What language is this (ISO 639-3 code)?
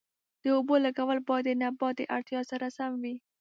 pus